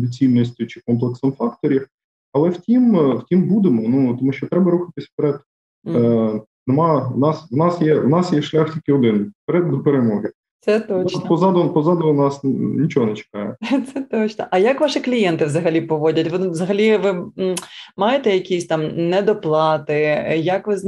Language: Ukrainian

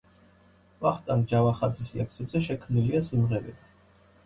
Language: Georgian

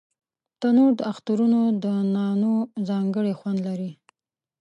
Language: Pashto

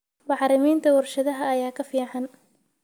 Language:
Somali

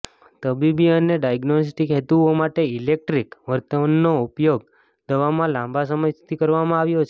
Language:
Gujarati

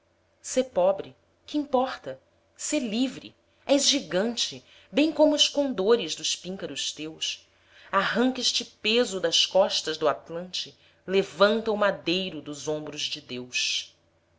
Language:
Portuguese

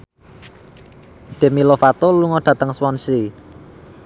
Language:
Javanese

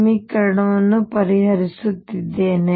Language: Kannada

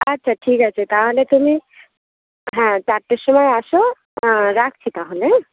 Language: Bangla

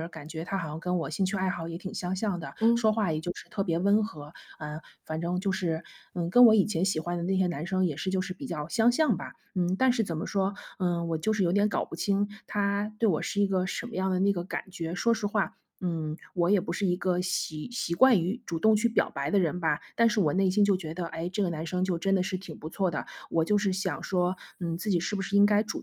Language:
Chinese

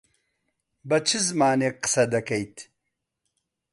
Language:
Central Kurdish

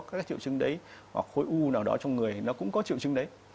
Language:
Vietnamese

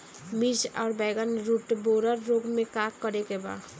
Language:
Bhojpuri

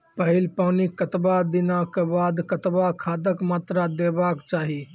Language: Maithili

